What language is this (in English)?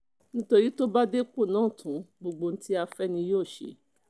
Yoruba